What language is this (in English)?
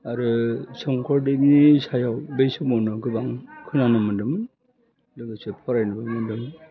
Bodo